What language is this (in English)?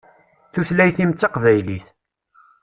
Kabyle